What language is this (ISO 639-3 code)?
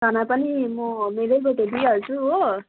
nep